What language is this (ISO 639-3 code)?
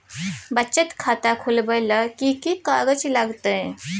mai